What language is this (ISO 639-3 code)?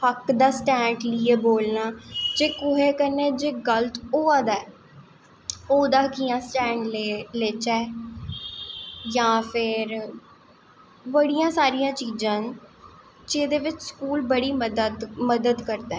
doi